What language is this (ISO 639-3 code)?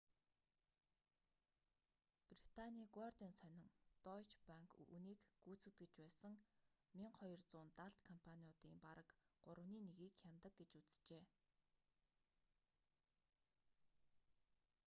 mon